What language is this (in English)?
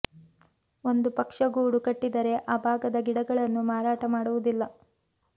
Kannada